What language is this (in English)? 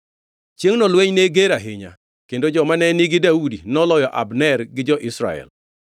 Luo (Kenya and Tanzania)